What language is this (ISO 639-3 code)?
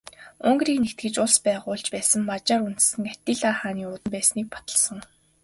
mon